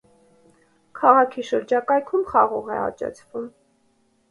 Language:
Armenian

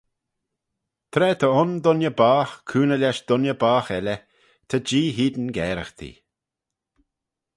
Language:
Manx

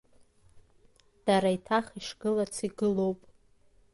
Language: Abkhazian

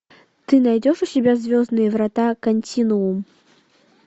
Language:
Russian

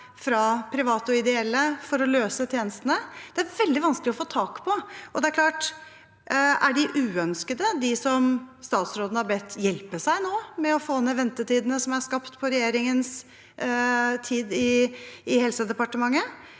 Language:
Norwegian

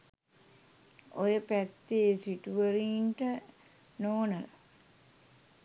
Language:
Sinhala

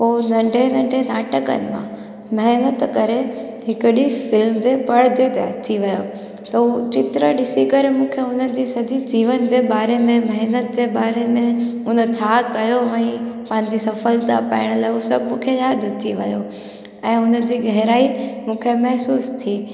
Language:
Sindhi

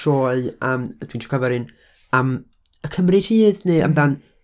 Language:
Welsh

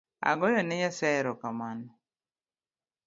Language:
Luo (Kenya and Tanzania)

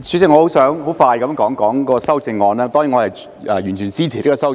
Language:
Cantonese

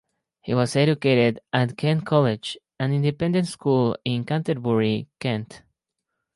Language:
English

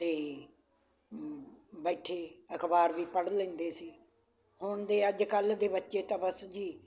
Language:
Punjabi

